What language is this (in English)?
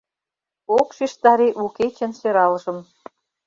Mari